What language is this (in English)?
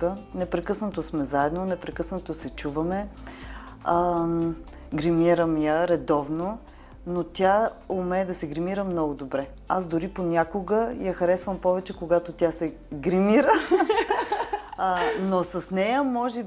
Bulgarian